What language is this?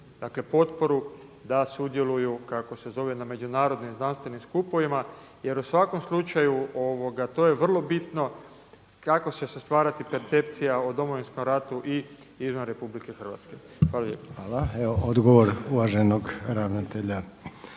Croatian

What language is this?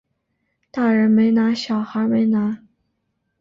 Chinese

